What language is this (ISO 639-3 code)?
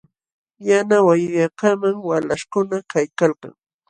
qxw